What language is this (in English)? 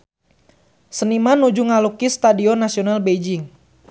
Sundanese